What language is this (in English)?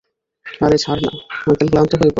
Bangla